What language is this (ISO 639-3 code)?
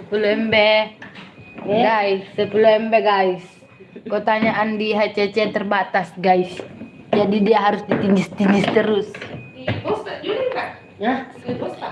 ind